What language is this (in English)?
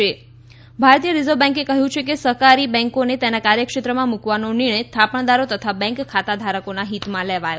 Gujarati